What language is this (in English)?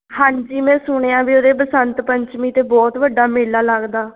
Punjabi